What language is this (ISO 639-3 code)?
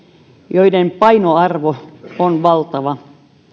fin